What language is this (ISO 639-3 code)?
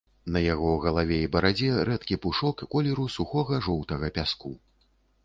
bel